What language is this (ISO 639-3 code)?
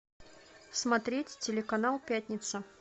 rus